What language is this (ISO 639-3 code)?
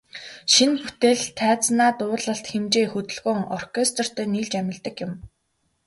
mon